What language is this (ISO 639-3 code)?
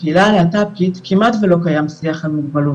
heb